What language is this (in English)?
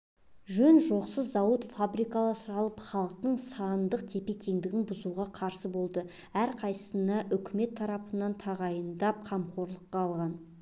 Kazakh